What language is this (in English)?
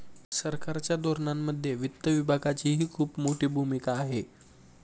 Marathi